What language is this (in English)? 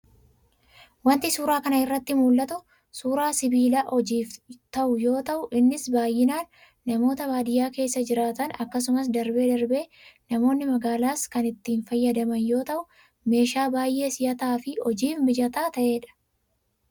Oromo